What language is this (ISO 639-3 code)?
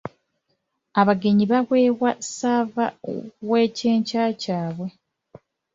lug